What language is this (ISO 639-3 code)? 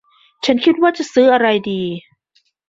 tha